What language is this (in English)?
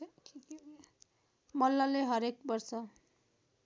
Nepali